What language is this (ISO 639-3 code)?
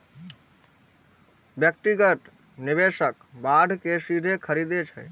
mai